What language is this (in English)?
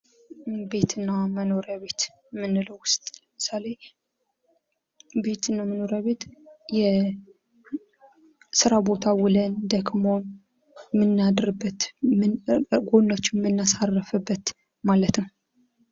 Amharic